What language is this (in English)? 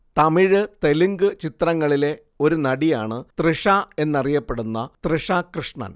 Malayalam